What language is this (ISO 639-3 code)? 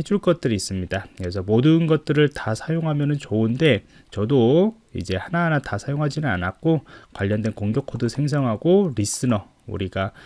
kor